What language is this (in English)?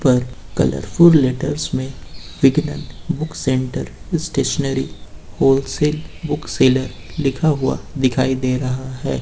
Hindi